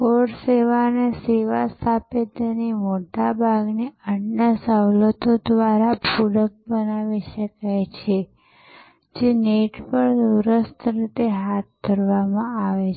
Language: Gujarati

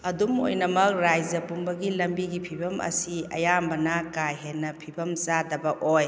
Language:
Manipuri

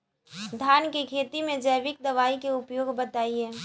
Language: Bhojpuri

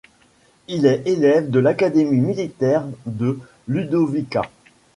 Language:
French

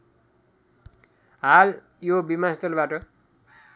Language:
Nepali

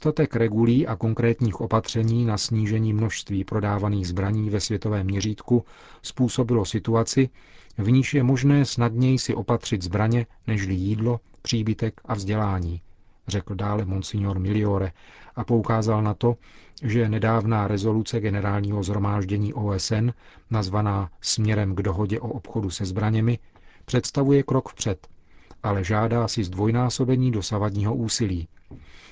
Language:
Czech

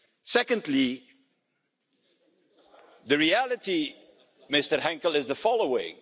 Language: English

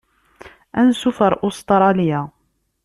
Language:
Kabyle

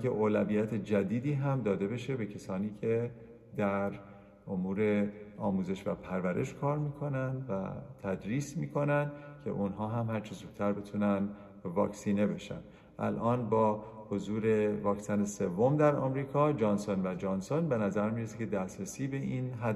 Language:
Persian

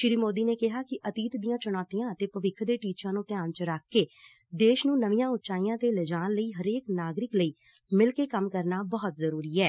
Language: Punjabi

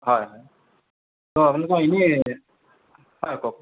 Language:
Assamese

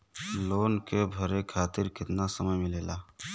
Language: Bhojpuri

